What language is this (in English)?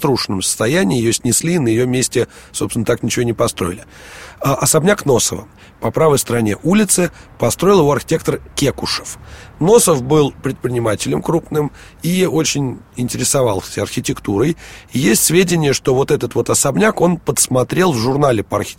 Russian